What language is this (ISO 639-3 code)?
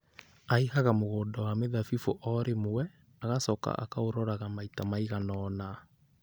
kik